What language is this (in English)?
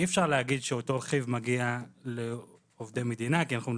Hebrew